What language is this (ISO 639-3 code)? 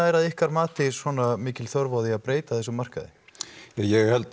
isl